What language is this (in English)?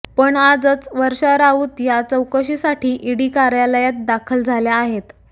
Marathi